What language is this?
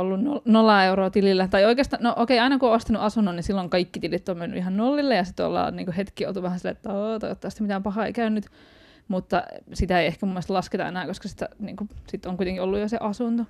Finnish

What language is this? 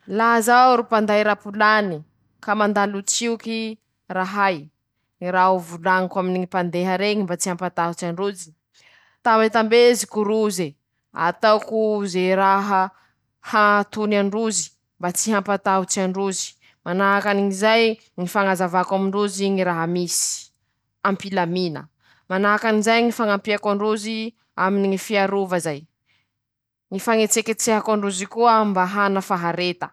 Masikoro Malagasy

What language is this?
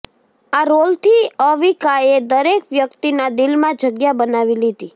Gujarati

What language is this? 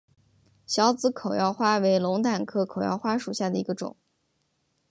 Chinese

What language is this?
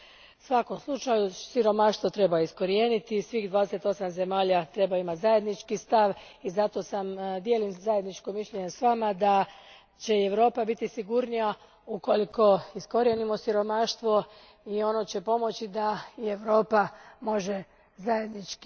Croatian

